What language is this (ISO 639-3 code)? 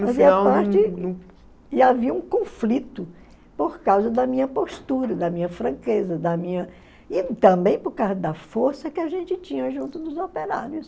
por